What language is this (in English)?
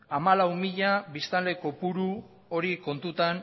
Basque